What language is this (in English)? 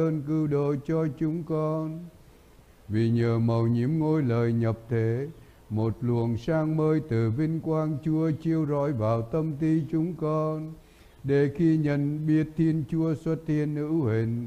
Vietnamese